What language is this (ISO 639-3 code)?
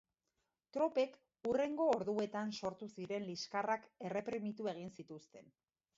eus